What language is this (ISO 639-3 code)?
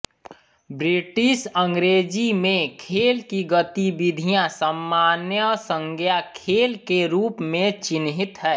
hin